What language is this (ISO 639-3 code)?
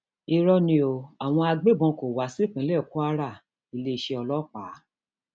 yor